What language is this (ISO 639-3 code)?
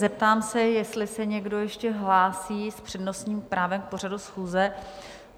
ces